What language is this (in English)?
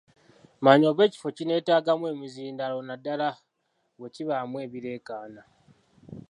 Ganda